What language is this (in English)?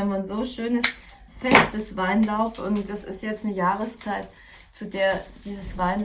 German